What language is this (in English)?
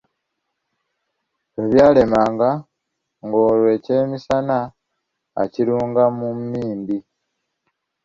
Ganda